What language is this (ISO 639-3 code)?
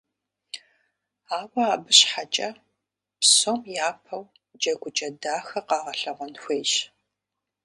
kbd